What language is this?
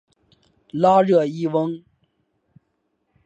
Chinese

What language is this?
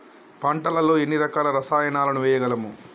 Telugu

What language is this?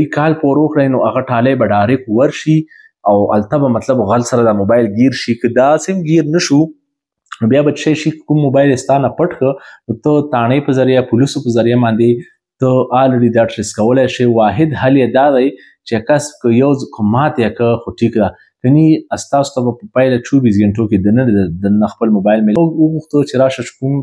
Persian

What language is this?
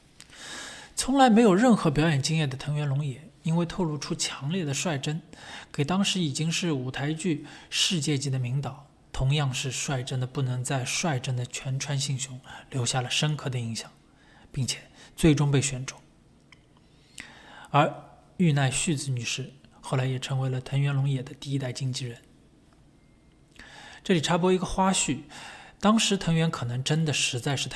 Chinese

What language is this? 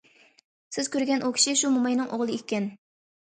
Uyghur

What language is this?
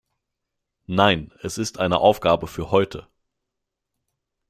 German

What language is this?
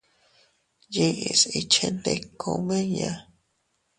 Teutila Cuicatec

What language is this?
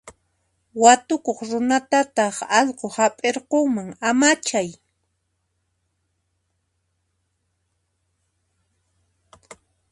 Puno Quechua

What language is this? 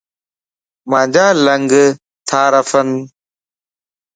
Lasi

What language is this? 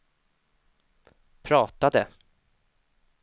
Swedish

